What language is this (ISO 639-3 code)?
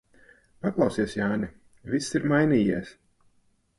lav